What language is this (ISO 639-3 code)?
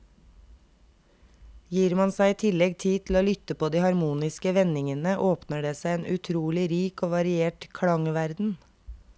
nor